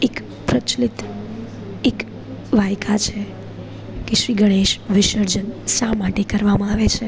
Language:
Gujarati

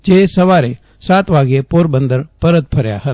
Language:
Gujarati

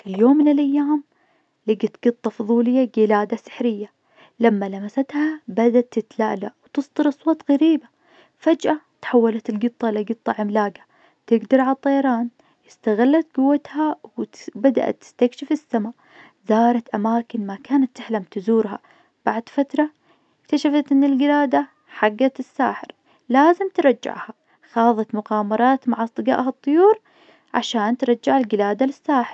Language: Najdi Arabic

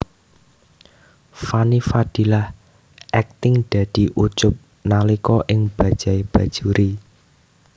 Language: Javanese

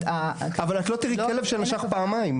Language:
Hebrew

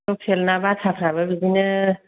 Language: Bodo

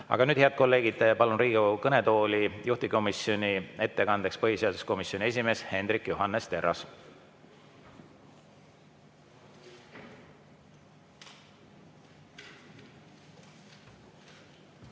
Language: Estonian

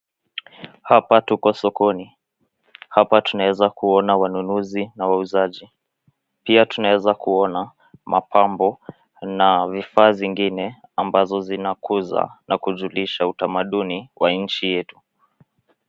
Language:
Swahili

